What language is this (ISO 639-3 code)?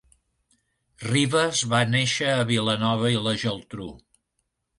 cat